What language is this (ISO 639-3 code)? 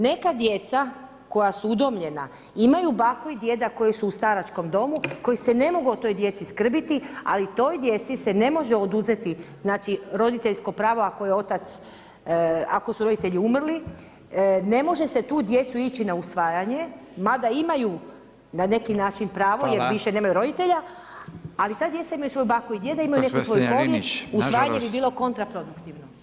hrv